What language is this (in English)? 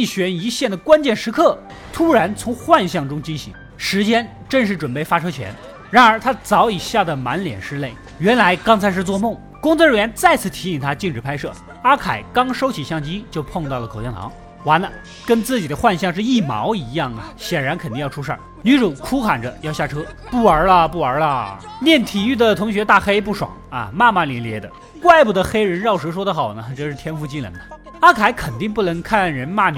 Chinese